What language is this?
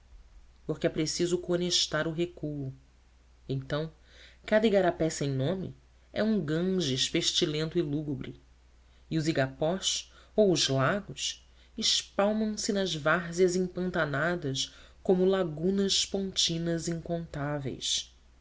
Portuguese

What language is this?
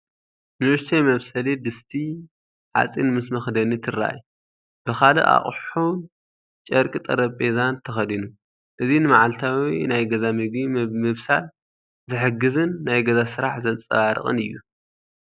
Tigrinya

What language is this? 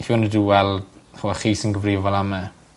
Welsh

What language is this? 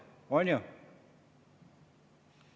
Estonian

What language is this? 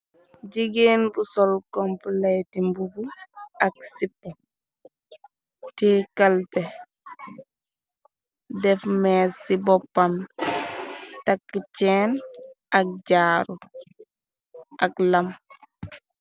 Wolof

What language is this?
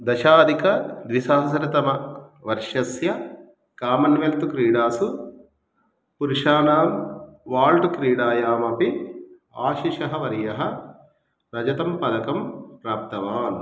Sanskrit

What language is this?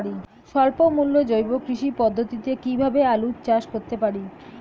Bangla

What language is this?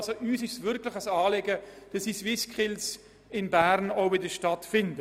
Swiss German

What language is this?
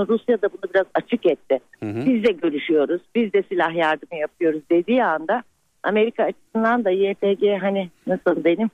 Turkish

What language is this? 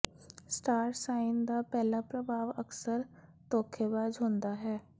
Punjabi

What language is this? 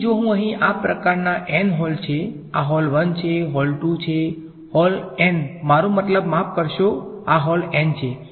Gujarati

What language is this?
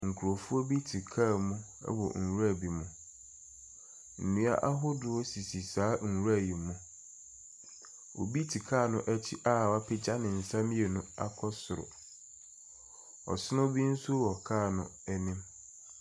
Akan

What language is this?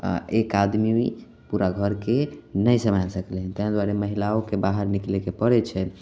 Maithili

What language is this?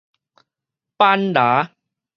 Min Nan Chinese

